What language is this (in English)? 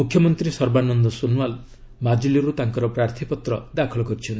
Odia